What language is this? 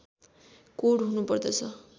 Nepali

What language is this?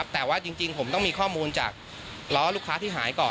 Thai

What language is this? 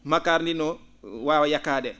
Fula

